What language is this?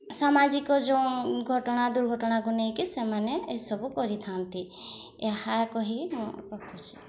Odia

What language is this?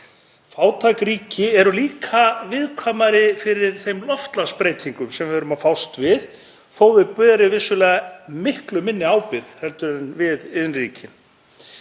Icelandic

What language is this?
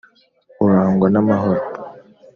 Kinyarwanda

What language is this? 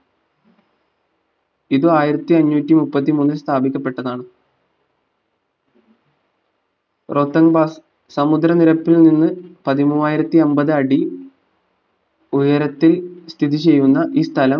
Malayalam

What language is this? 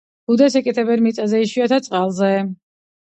Georgian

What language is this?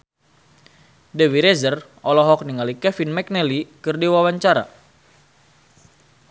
Sundanese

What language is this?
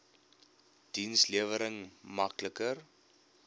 Afrikaans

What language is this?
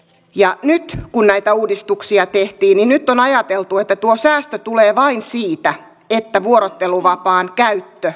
Finnish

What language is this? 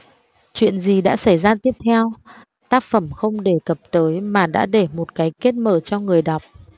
Vietnamese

